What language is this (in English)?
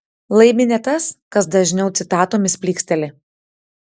Lithuanian